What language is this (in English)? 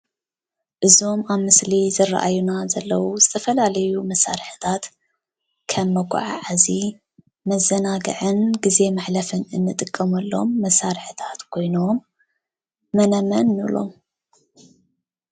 Tigrinya